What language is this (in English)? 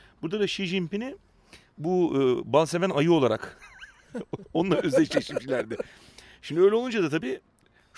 Turkish